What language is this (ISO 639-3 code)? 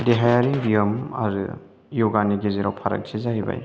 brx